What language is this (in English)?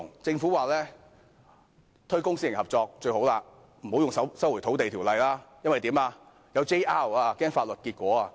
Cantonese